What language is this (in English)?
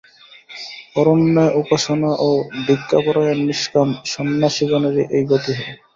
Bangla